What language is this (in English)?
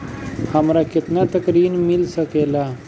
Bhojpuri